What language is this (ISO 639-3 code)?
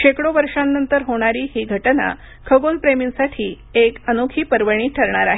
mar